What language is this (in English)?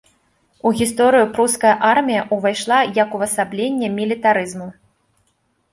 Belarusian